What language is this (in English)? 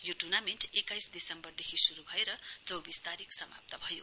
Nepali